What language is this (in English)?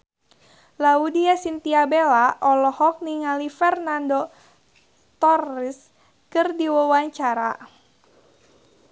Sundanese